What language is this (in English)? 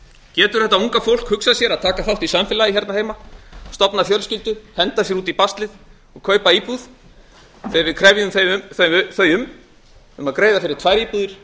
Icelandic